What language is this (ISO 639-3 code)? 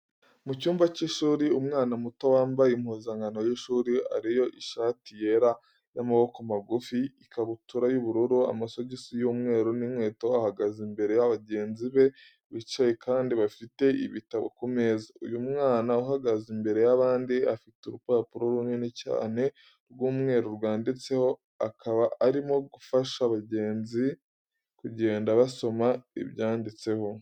kin